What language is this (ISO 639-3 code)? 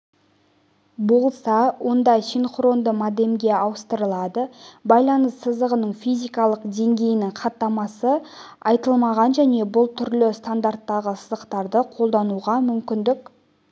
kaz